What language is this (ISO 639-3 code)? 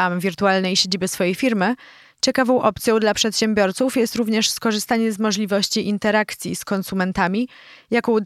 pol